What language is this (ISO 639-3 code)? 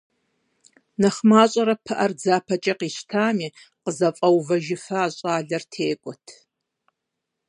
kbd